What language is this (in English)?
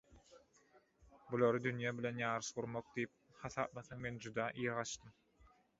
Turkmen